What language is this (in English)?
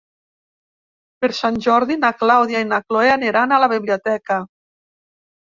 Catalan